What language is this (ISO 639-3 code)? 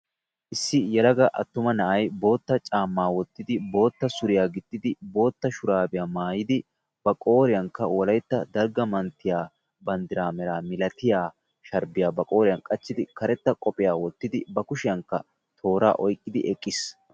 wal